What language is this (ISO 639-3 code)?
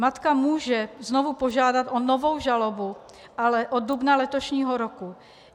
ces